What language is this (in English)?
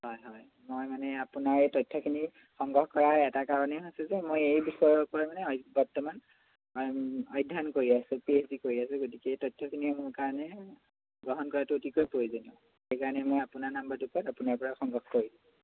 Assamese